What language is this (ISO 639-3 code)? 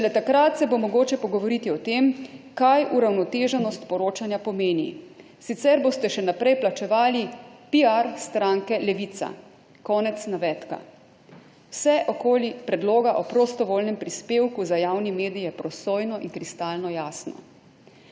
slv